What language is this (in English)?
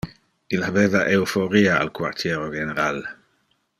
Interlingua